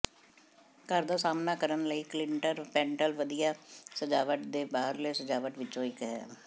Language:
Punjabi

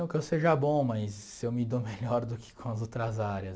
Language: Portuguese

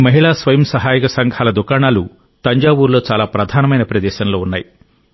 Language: Telugu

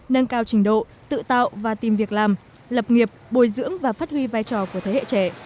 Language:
Vietnamese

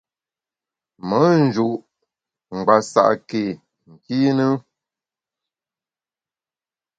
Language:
Bamun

